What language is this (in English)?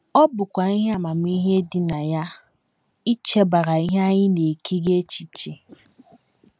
Igbo